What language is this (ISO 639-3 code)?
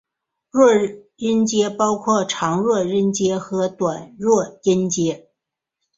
zho